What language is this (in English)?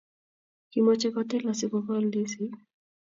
Kalenjin